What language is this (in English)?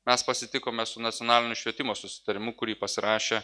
Lithuanian